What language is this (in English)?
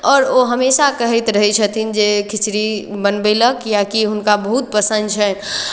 Maithili